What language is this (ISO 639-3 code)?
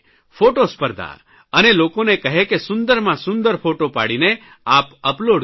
guj